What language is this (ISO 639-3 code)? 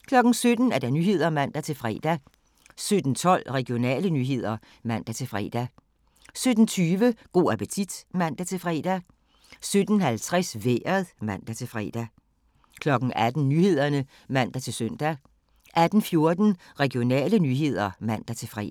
dan